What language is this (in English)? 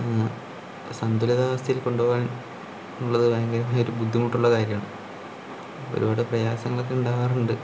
Malayalam